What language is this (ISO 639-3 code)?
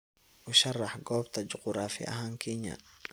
som